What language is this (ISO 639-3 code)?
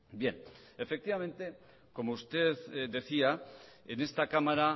spa